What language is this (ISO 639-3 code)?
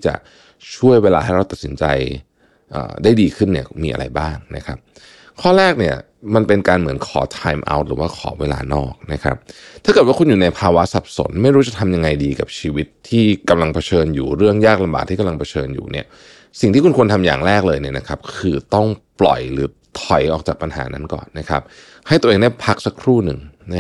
tha